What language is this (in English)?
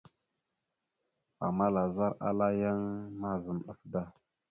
Mada (Cameroon)